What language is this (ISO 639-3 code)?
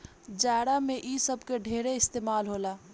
bho